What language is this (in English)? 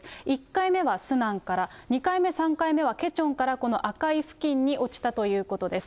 Japanese